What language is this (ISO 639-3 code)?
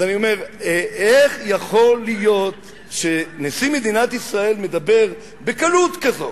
heb